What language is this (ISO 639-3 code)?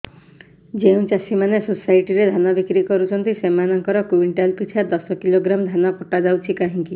ori